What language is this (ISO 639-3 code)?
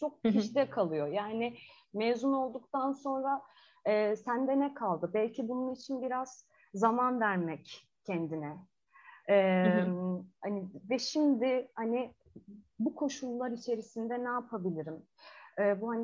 tur